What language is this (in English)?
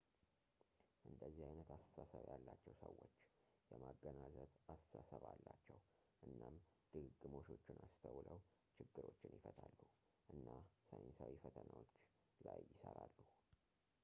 Amharic